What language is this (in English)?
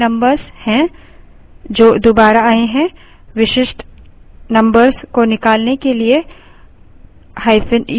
Hindi